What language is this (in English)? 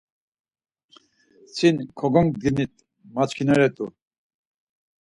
Laz